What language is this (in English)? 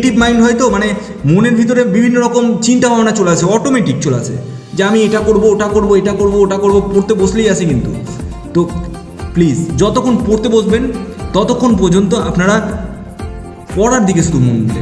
Hindi